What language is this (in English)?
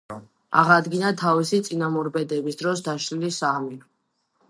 Georgian